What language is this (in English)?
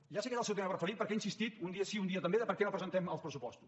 Catalan